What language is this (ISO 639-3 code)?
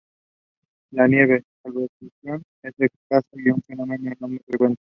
spa